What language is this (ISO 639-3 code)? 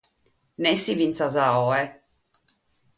srd